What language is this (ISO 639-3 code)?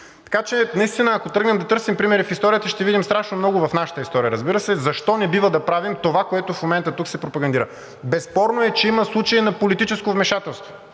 bul